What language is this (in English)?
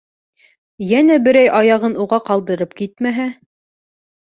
Bashkir